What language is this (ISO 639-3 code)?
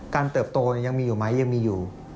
tha